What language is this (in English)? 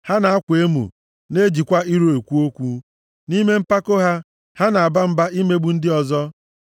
Igbo